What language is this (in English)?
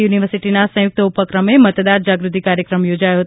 Gujarati